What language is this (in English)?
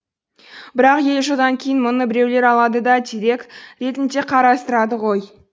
Kazakh